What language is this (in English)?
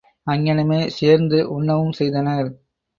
Tamil